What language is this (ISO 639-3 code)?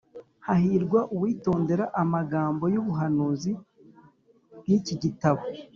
kin